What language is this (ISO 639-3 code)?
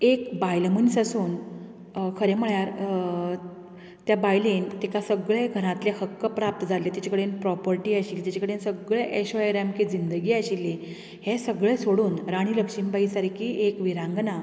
kok